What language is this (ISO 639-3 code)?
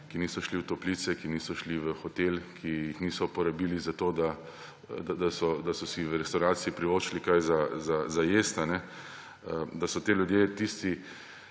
slv